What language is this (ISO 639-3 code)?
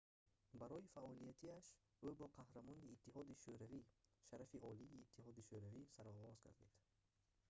tgk